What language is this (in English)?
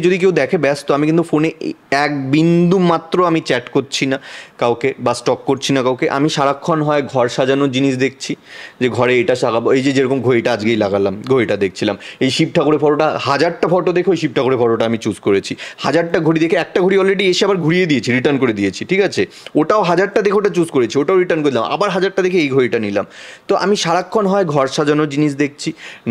Bangla